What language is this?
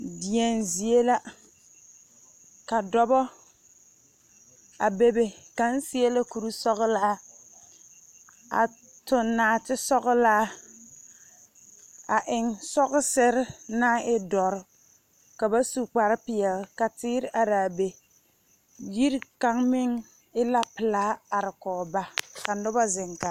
Southern Dagaare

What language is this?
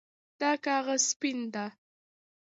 Pashto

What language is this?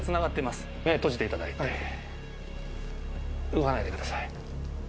Japanese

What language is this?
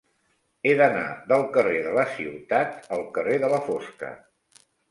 Catalan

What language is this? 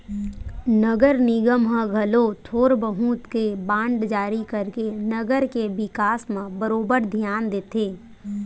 Chhattisgarhi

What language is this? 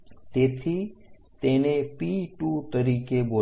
Gujarati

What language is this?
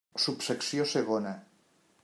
Catalan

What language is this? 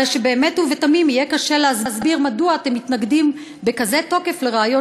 Hebrew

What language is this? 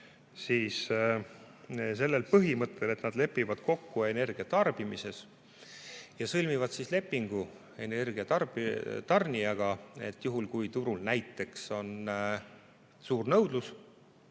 Estonian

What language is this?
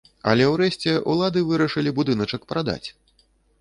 Belarusian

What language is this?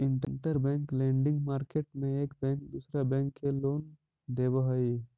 Magahi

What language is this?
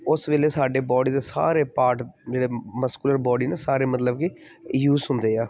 Punjabi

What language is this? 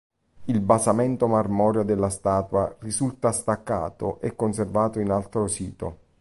Italian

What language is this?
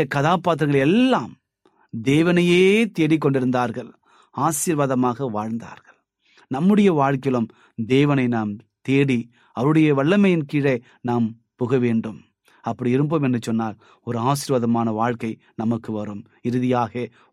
Tamil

